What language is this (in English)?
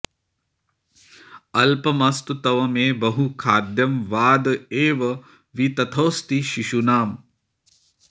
Sanskrit